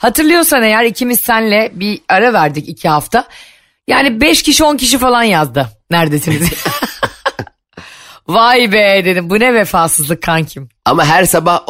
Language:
Turkish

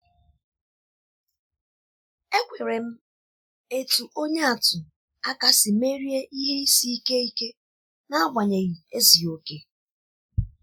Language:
Igbo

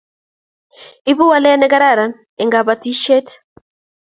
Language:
Kalenjin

